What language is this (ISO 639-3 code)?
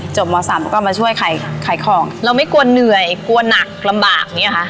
tha